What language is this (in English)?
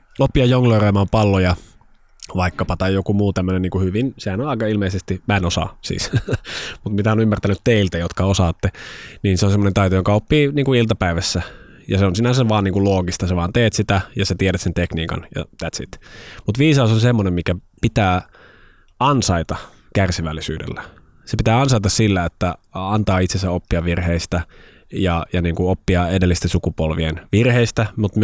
Finnish